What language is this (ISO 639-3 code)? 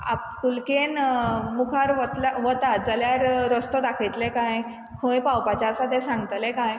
kok